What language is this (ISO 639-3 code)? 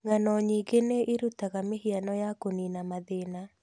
kik